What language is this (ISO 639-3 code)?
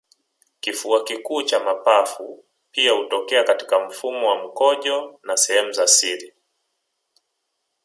swa